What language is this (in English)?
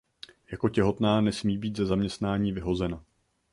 Czech